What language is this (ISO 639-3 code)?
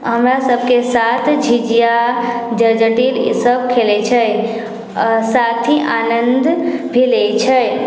mai